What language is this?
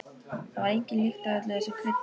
Icelandic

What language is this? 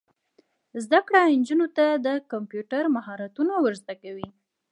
Pashto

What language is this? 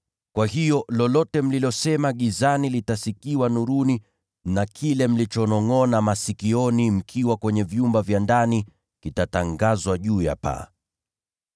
Swahili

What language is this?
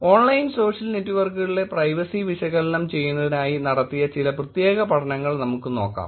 Malayalam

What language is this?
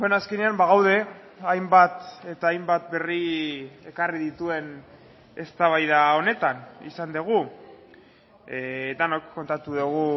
Basque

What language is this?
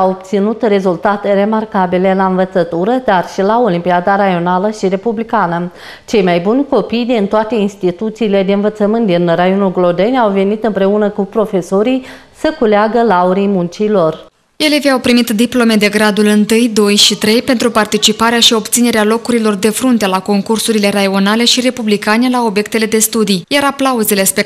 Romanian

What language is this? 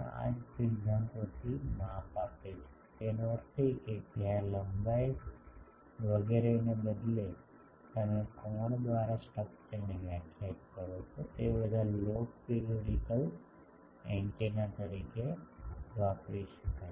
Gujarati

